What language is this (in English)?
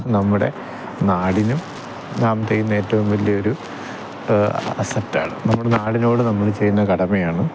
Malayalam